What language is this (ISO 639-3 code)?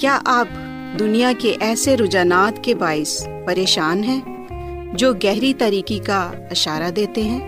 urd